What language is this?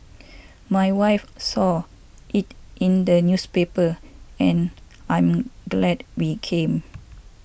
English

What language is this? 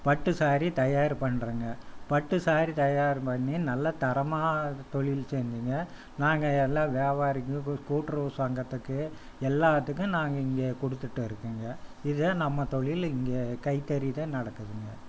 Tamil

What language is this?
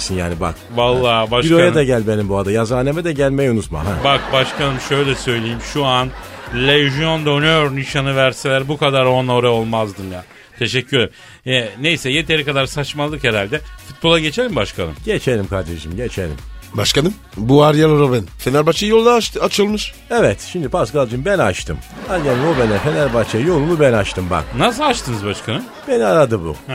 Turkish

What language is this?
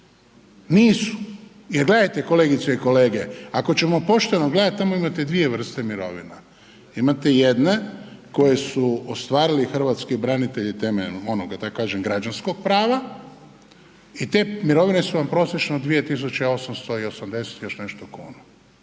Croatian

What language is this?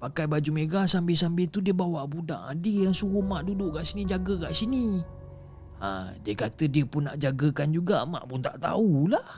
Malay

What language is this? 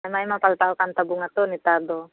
Santali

